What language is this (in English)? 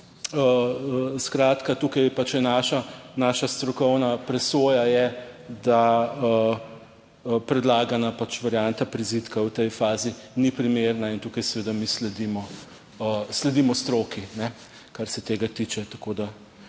Slovenian